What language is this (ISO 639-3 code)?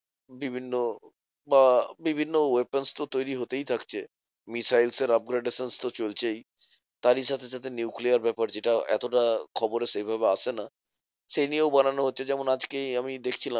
ben